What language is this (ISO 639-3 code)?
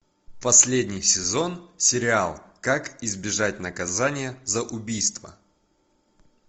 rus